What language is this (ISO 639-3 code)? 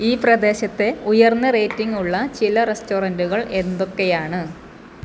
mal